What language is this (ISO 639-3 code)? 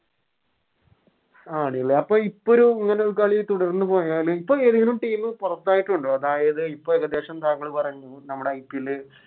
mal